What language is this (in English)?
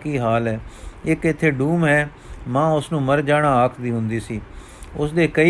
Punjabi